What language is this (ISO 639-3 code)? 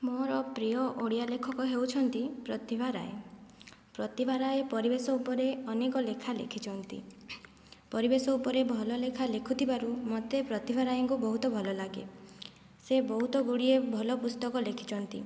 ori